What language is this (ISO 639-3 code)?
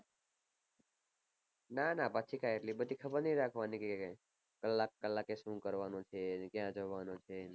guj